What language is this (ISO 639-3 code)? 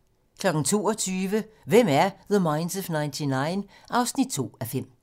dan